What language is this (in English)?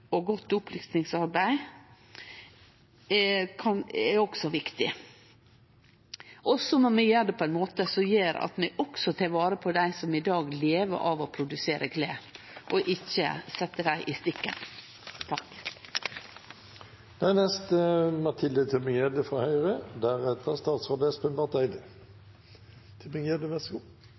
Norwegian Nynorsk